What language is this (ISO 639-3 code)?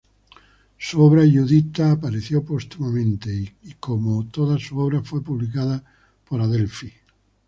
spa